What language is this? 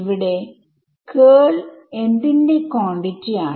Malayalam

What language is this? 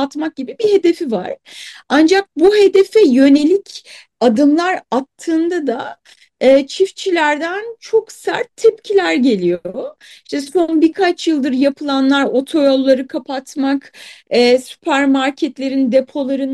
Turkish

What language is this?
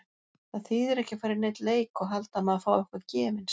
Icelandic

